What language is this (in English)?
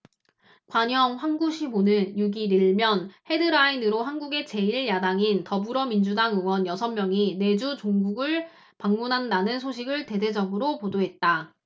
Korean